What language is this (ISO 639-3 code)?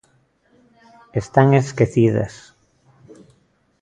glg